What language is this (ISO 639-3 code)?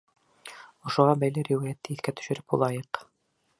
bak